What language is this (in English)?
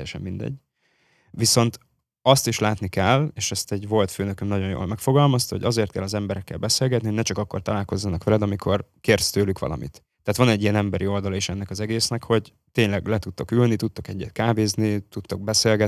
Hungarian